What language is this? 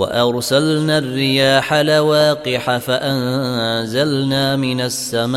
Arabic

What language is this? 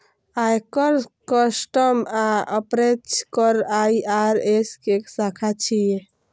Maithili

